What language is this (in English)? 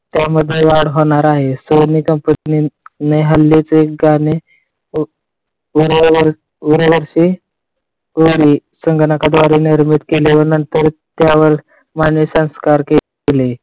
Marathi